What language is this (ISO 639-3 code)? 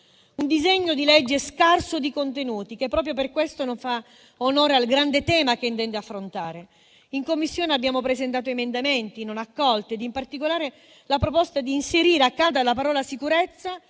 ita